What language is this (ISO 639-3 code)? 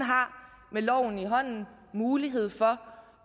dan